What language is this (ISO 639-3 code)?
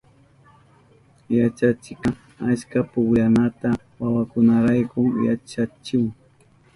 qup